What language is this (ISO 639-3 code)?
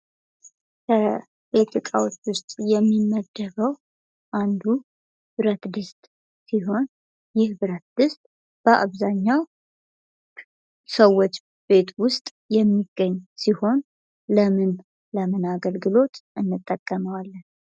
amh